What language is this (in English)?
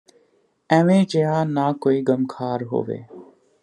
Punjabi